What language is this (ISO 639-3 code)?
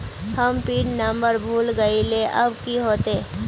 mag